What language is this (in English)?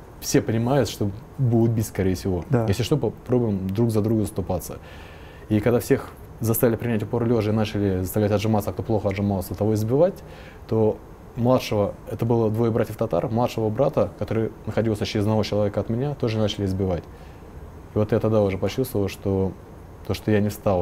Russian